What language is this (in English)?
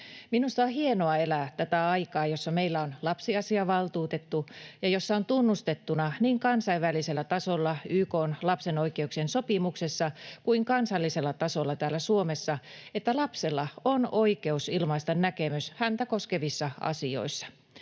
Finnish